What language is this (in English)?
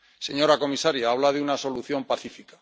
Spanish